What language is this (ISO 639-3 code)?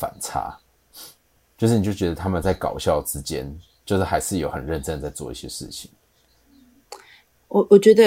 zho